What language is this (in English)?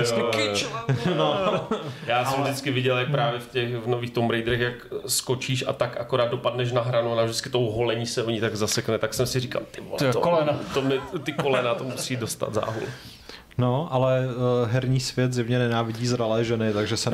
Czech